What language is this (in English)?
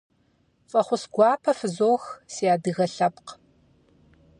Kabardian